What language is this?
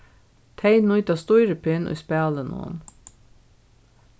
Faroese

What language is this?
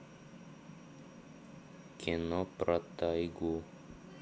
Russian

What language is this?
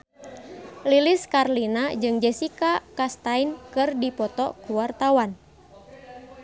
Sundanese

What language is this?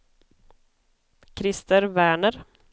Swedish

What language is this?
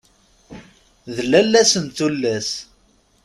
Kabyle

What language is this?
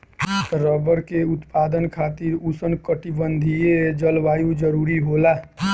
Bhojpuri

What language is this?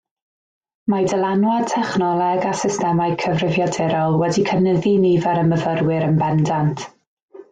Welsh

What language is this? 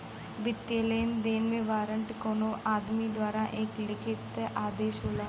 Bhojpuri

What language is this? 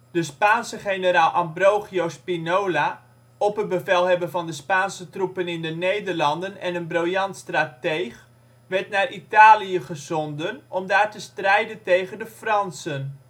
Dutch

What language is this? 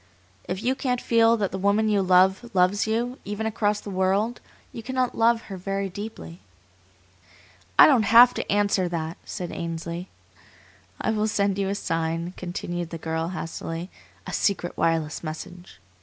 English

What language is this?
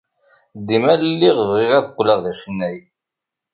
Kabyle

